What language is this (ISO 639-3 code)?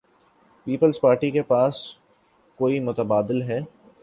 urd